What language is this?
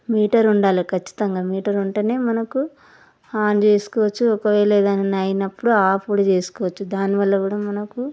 Telugu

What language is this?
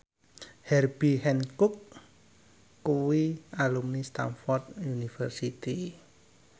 Javanese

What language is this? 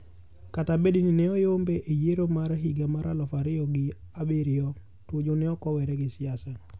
Luo (Kenya and Tanzania)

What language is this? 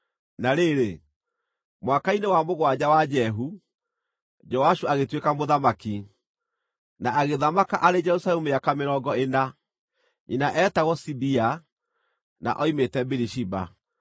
Kikuyu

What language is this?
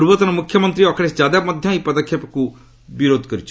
Odia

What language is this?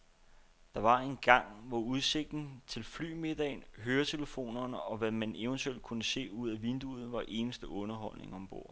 Danish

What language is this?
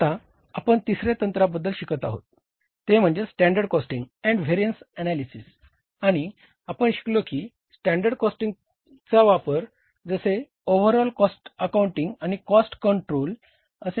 Marathi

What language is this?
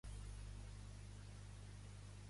Catalan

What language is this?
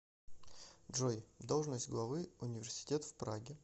Russian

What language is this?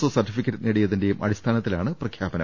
Malayalam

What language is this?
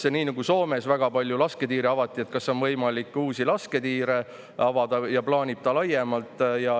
Estonian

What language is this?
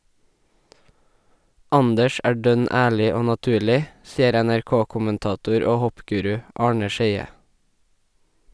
Norwegian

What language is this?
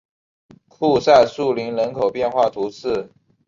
Chinese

